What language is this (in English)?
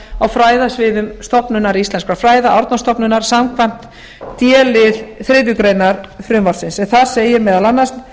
Icelandic